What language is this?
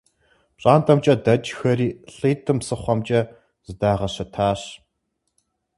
Kabardian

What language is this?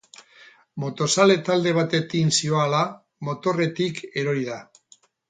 Basque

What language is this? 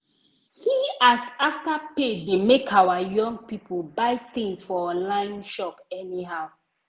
Nigerian Pidgin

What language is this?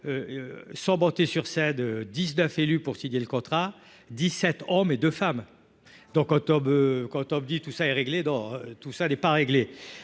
French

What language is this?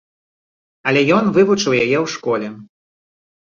Belarusian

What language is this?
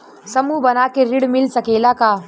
Bhojpuri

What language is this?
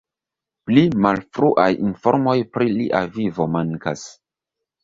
Esperanto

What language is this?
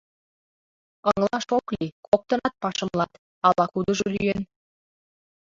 Mari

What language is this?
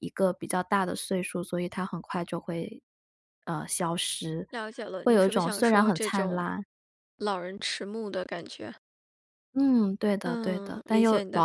Chinese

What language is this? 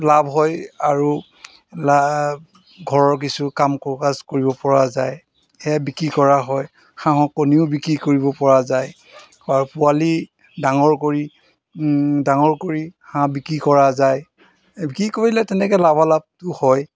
Assamese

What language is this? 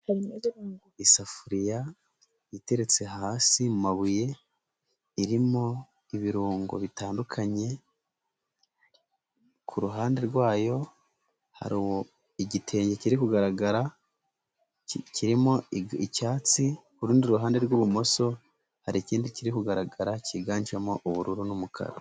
Kinyarwanda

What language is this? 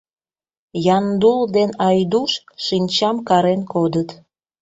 Mari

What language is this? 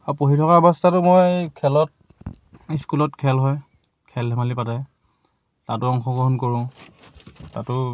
Assamese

